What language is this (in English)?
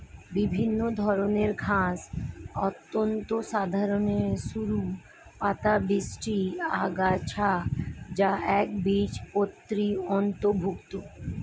Bangla